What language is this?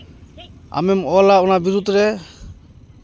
Santali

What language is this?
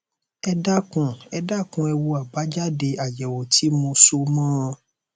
Yoruba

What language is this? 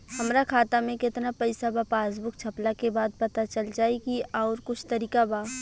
Bhojpuri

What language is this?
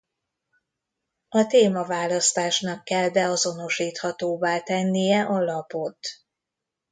Hungarian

